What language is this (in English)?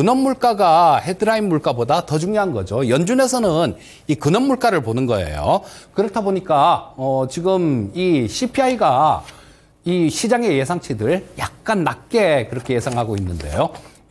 Korean